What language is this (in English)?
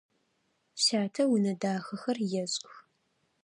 Adyghe